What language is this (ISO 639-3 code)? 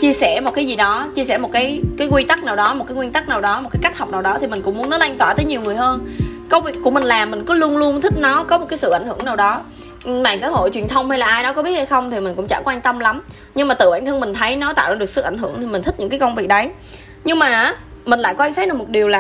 vie